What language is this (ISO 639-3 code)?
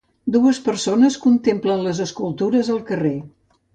cat